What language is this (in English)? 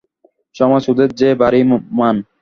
Bangla